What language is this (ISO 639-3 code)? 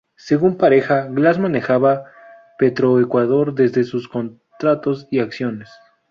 spa